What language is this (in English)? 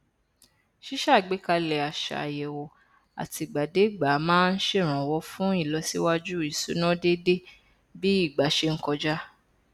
Yoruba